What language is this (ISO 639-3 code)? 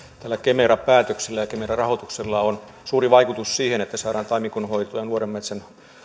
fin